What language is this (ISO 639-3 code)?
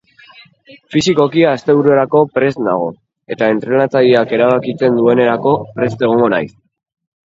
eus